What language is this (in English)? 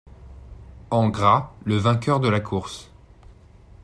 French